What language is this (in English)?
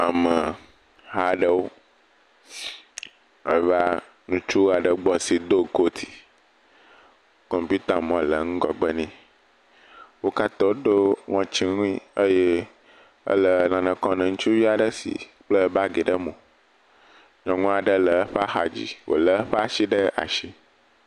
Ewe